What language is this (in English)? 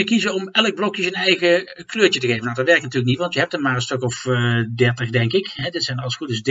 Dutch